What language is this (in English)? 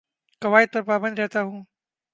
Urdu